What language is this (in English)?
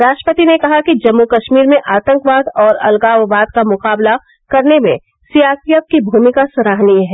Hindi